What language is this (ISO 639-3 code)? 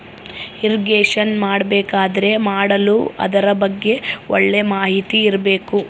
kan